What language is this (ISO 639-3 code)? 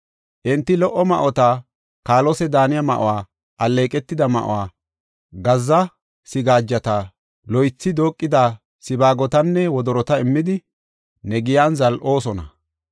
gof